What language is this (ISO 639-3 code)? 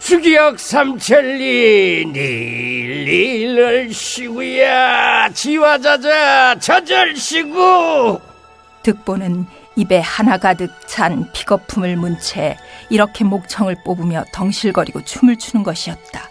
kor